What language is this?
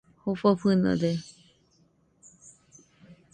Nüpode Huitoto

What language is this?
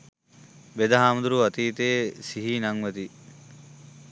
Sinhala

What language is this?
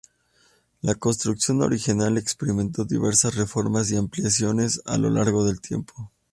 Spanish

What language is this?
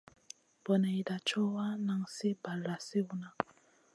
Masana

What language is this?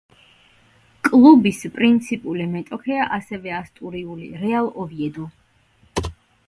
Georgian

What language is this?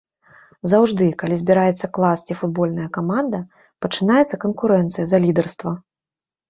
Belarusian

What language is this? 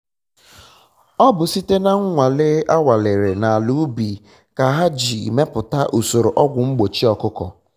Igbo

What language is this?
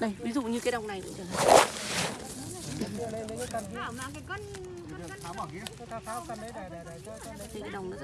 Vietnamese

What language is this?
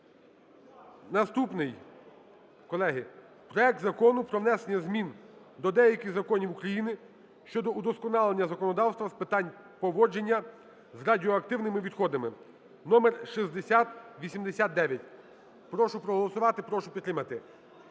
Ukrainian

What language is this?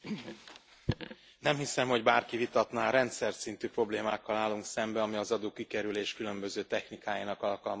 Hungarian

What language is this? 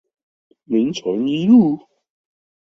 Chinese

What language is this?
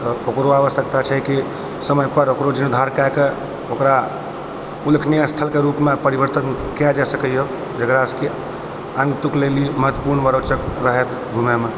Maithili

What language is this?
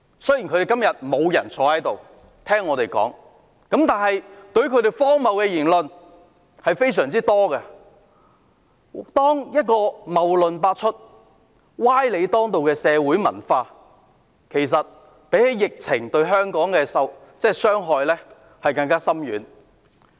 Cantonese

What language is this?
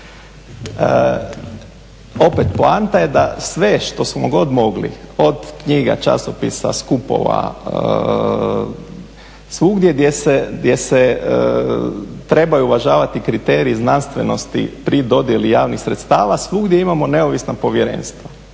Croatian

